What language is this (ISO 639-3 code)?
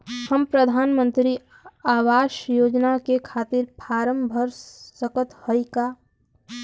bho